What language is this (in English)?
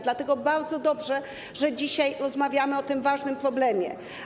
Polish